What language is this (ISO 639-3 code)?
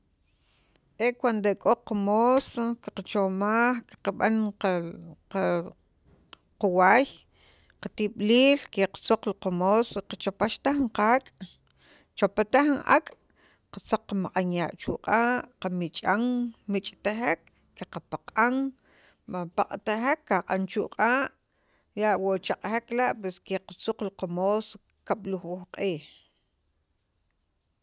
quv